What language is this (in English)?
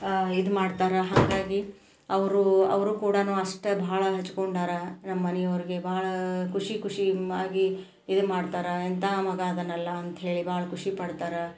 Kannada